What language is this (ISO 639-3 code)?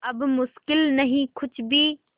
hin